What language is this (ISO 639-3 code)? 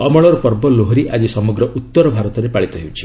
ori